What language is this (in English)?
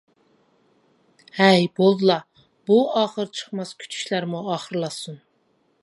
Uyghur